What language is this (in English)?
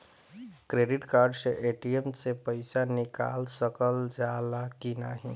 Bhojpuri